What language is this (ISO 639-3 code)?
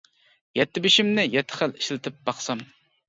uig